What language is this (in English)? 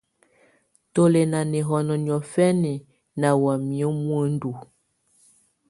Tunen